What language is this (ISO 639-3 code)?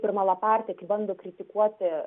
lit